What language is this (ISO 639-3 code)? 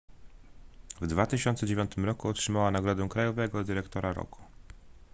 pol